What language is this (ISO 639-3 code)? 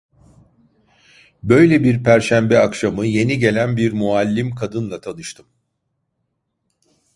tur